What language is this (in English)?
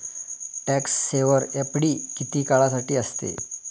Marathi